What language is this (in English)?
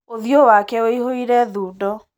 Kikuyu